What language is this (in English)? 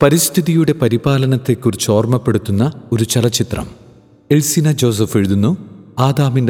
Malayalam